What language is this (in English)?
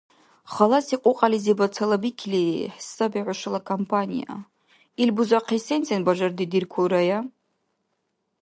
Dargwa